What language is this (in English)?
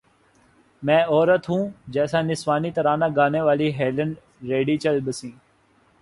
Urdu